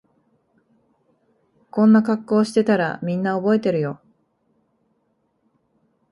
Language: Japanese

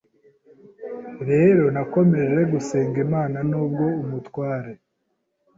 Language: Kinyarwanda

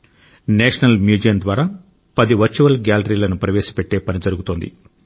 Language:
Telugu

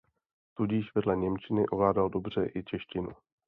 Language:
Czech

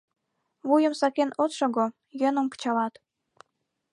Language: Mari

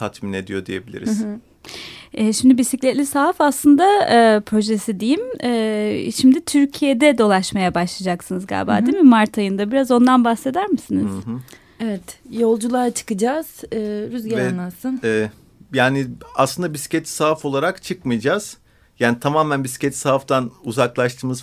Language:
Turkish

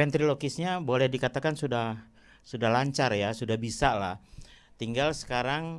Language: Indonesian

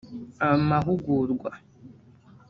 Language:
Kinyarwanda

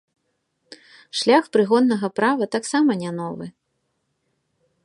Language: Belarusian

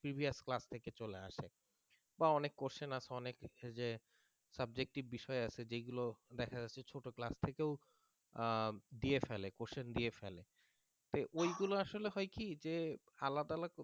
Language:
Bangla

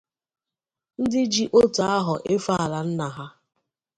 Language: Igbo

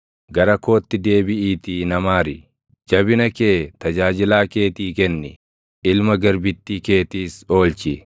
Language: Oromo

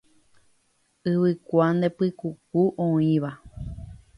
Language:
Guarani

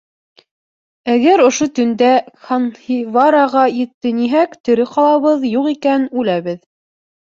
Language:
Bashkir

